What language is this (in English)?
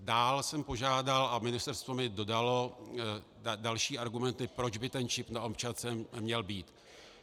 Czech